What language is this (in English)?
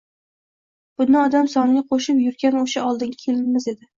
Uzbek